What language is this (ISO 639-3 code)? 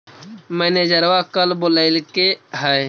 mag